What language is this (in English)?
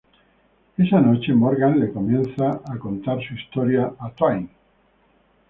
Spanish